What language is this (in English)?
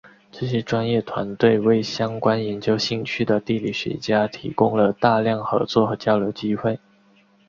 Chinese